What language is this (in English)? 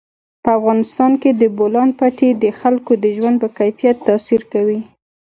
Pashto